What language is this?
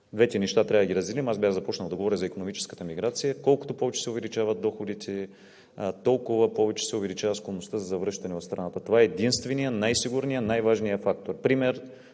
Bulgarian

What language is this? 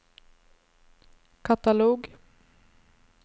Norwegian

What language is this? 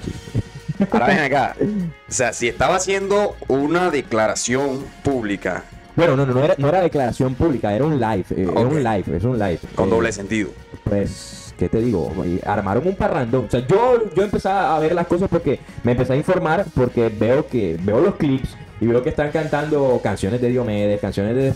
Spanish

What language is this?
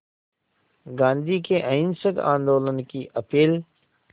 Hindi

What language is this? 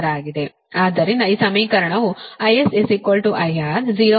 Kannada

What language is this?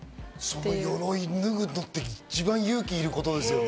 Japanese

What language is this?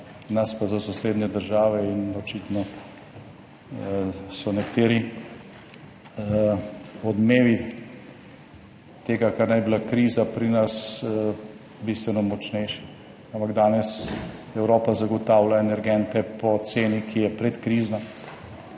Slovenian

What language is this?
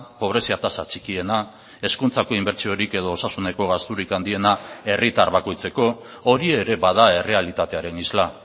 Basque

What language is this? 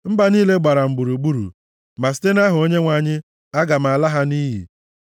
Igbo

